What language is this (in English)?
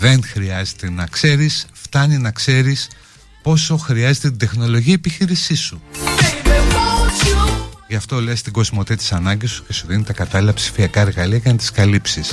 Greek